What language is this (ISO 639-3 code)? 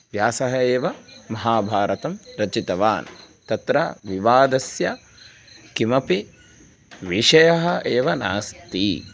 san